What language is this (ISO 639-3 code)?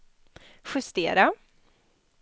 swe